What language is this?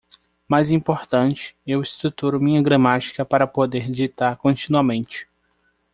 Portuguese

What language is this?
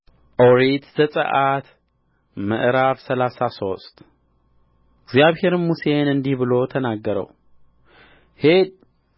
Amharic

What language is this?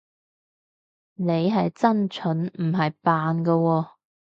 Cantonese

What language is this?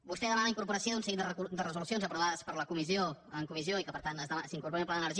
Catalan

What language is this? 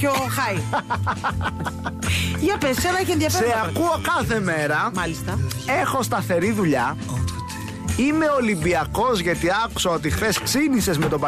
Greek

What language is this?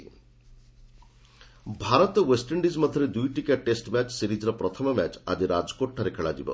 Odia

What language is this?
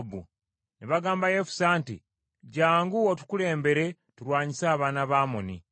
Ganda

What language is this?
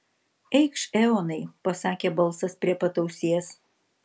Lithuanian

